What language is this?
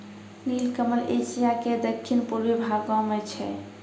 Maithili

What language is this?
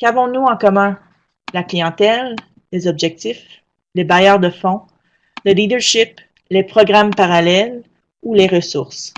French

